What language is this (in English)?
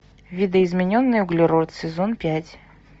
Russian